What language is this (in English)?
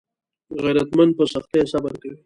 Pashto